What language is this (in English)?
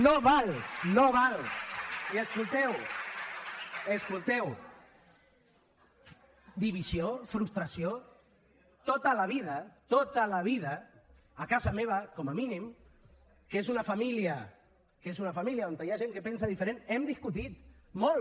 Catalan